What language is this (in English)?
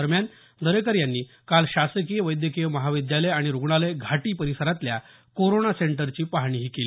Marathi